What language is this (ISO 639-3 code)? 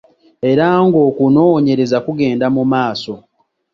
lug